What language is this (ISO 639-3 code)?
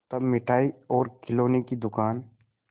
hin